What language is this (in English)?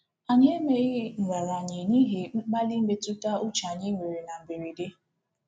Igbo